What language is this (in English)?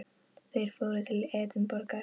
Icelandic